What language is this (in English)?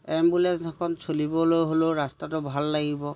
Assamese